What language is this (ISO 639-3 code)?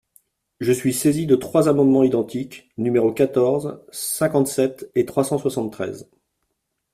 fra